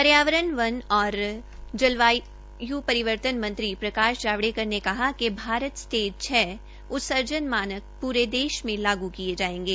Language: Hindi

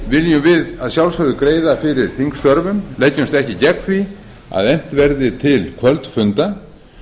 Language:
Icelandic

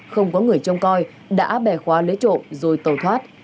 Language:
Vietnamese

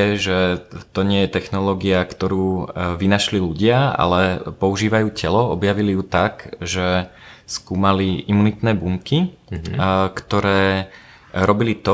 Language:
Slovak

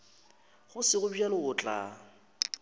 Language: Northern Sotho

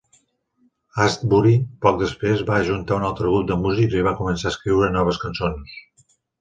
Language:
Catalan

